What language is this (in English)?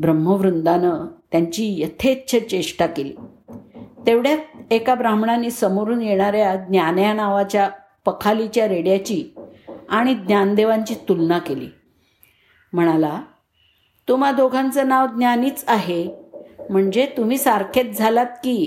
Marathi